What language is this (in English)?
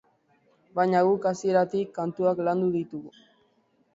Basque